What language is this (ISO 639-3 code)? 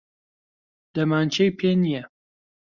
ckb